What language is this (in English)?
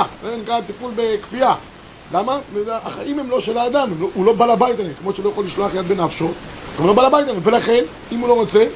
Hebrew